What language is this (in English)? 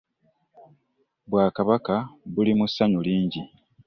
Ganda